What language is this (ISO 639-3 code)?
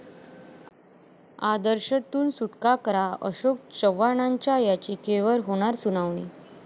mar